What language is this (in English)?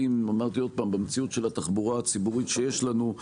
Hebrew